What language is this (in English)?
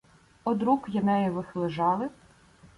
Ukrainian